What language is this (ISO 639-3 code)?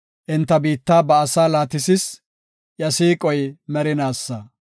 gof